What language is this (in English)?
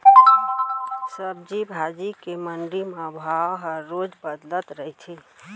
Chhattisgarhi